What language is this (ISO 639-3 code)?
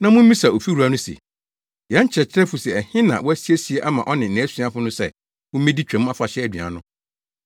aka